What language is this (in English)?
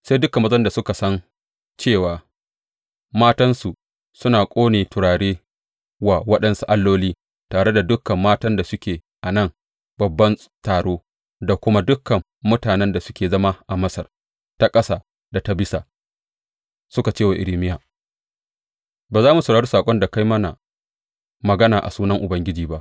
Hausa